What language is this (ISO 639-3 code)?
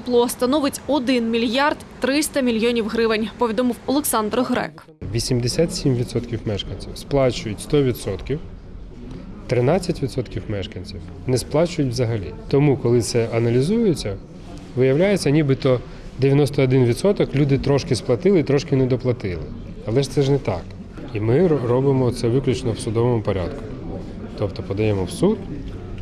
ukr